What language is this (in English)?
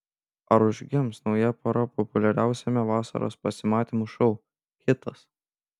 Lithuanian